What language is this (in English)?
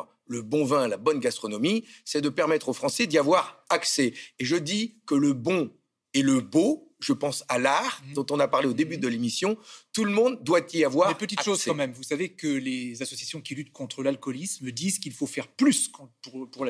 French